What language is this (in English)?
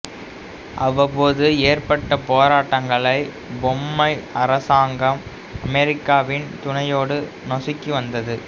Tamil